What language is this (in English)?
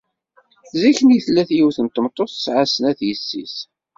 Kabyle